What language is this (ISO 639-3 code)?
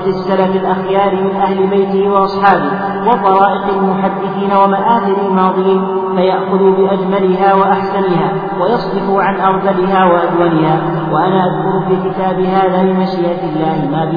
ara